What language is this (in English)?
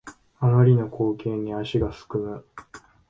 Japanese